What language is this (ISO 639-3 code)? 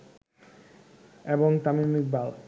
ben